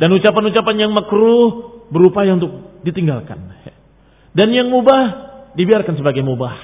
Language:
Indonesian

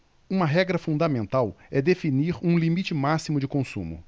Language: Portuguese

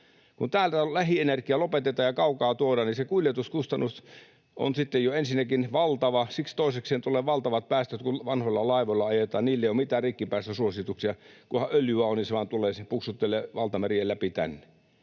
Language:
Finnish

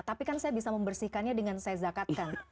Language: Indonesian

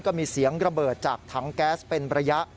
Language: Thai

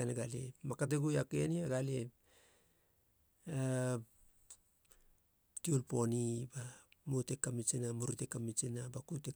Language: Halia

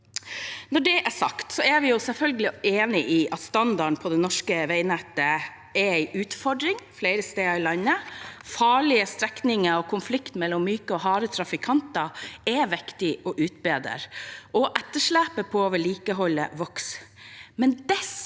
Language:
Norwegian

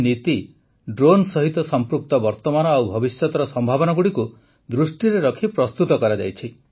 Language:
Odia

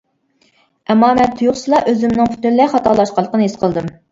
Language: Uyghur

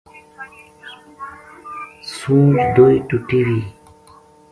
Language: Gujari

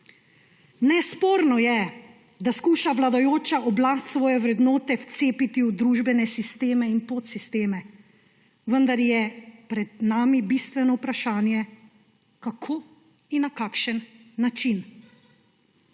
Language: Slovenian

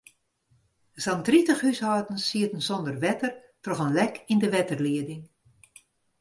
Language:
Western Frisian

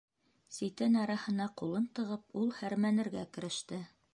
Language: Bashkir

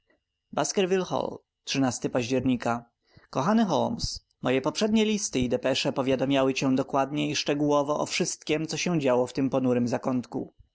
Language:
Polish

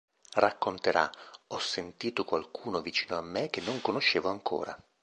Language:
Italian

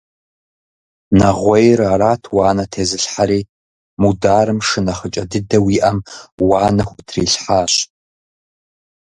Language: Kabardian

